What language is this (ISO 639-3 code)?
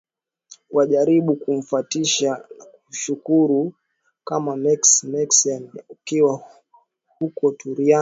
swa